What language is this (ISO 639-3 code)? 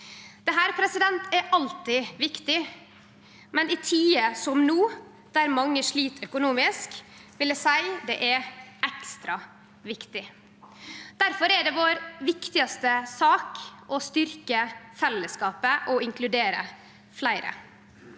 nor